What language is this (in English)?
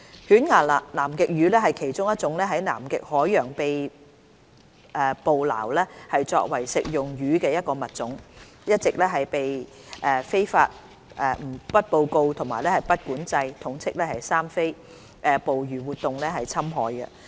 Cantonese